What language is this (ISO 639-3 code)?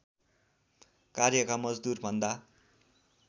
nep